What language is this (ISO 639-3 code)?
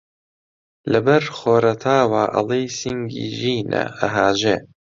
ckb